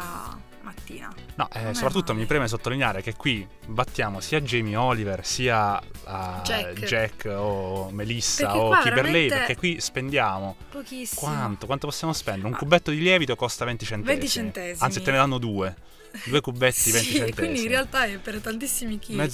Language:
Italian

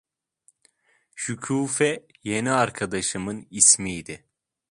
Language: Turkish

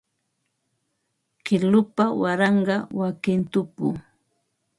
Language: Ambo-Pasco Quechua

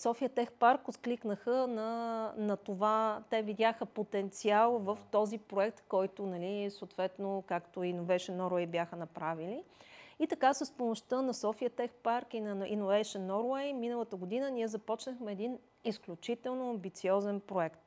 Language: Bulgarian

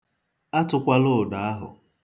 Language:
Igbo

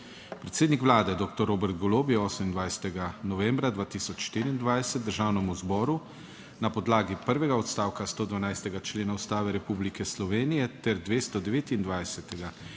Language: Slovenian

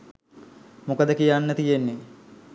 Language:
Sinhala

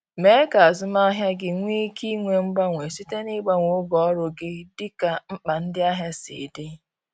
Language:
Igbo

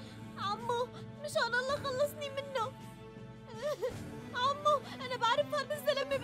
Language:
Arabic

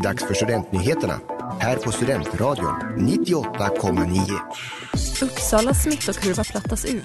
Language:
Swedish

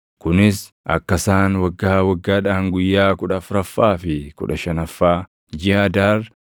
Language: Oromo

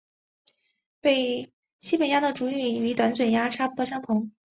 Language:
Chinese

